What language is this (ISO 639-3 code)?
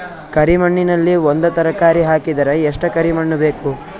kan